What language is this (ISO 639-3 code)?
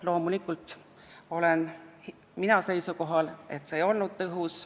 est